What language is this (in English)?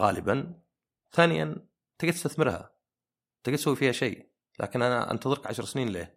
Arabic